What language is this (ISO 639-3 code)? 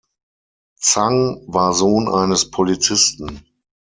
deu